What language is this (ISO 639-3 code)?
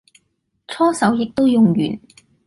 yue